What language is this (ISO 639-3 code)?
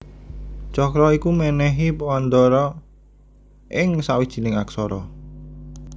jav